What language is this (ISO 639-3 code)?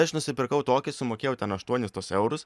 lit